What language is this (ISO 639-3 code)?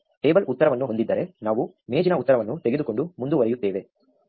kan